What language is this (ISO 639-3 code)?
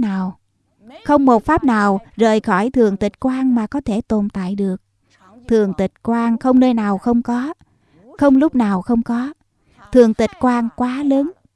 vie